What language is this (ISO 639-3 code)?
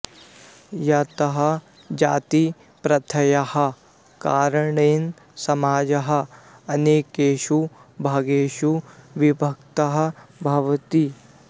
san